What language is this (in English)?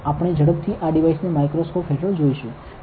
Gujarati